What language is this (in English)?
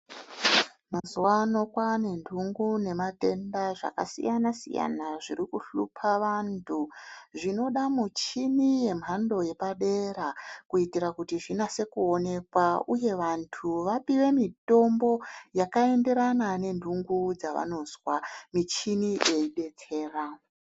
Ndau